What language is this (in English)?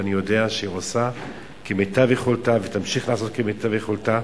Hebrew